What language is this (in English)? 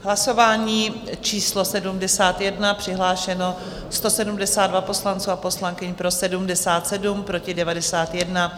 Czech